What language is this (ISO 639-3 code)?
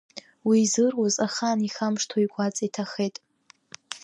abk